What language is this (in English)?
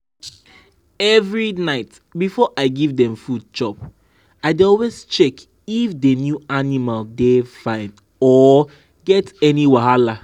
Nigerian Pidgin